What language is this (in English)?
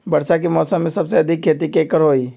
Magahi